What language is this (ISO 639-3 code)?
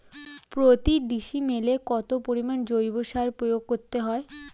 ben